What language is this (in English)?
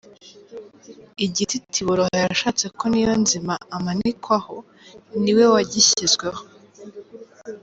Kinyarwanda